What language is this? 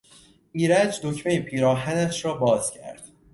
Persian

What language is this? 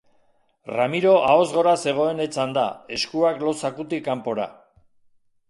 Basque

